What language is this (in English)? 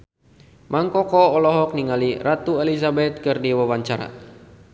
Sundanese